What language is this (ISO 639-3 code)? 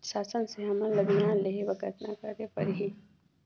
hne